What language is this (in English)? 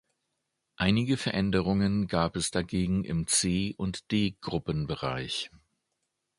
German